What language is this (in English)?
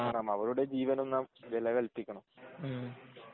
Malayalam